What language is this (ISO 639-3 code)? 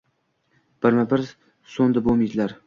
uzb